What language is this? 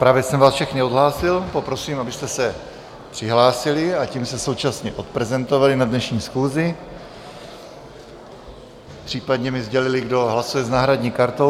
Czech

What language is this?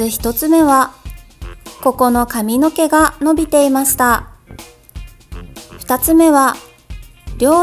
Japanese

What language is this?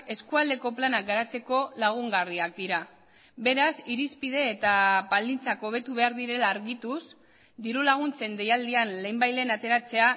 Basque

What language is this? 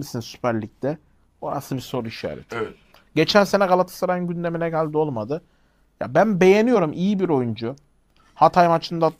Turkish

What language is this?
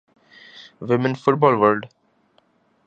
Urdu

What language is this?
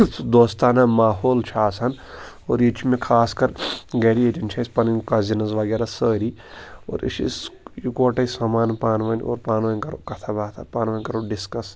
Kashmiri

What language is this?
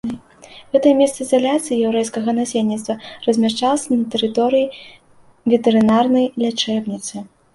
Belarusian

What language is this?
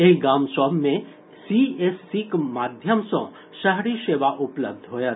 Maithili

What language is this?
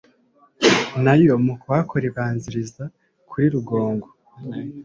Kinyarwanda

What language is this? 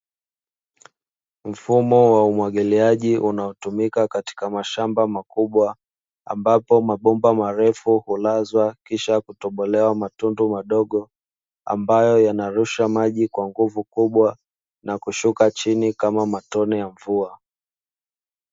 Swahili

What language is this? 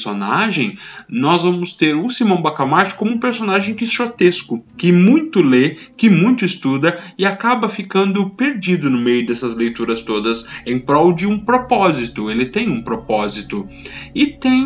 Portuguese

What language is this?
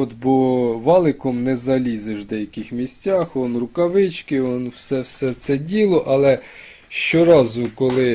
Ukrainian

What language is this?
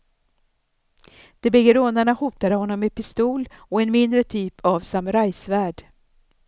Swedish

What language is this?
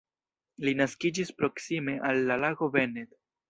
Esperanto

